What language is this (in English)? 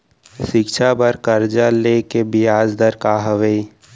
Chhattisgarhi